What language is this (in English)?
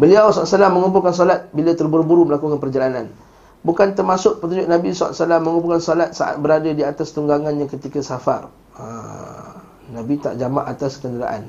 Malay